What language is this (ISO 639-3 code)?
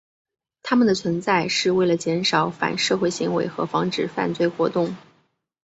zho